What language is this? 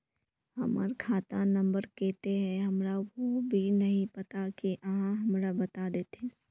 Magahi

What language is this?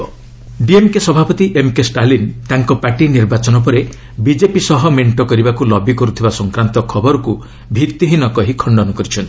Odia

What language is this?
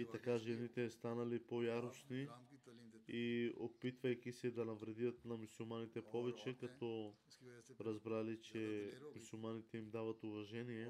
Bulgarian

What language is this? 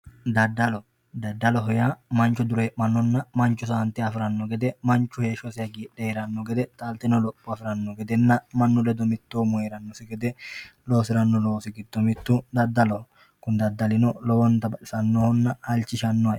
Sidamo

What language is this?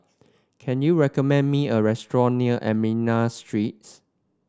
English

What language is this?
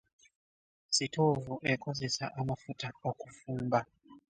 Ganda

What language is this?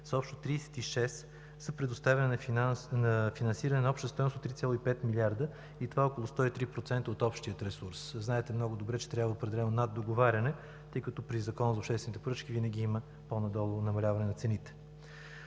Bulgarian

